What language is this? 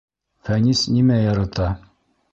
Bashkir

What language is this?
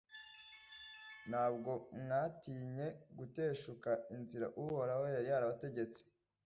Kinyarwanda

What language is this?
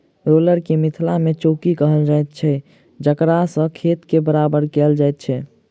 Maithili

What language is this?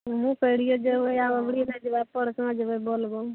Maithili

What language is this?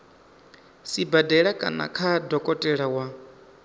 Venda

